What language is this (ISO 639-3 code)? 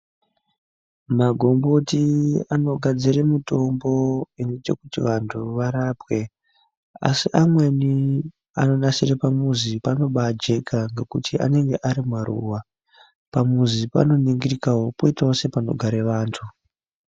ndc